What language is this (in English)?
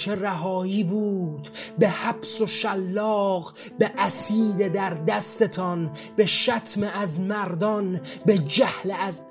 Persian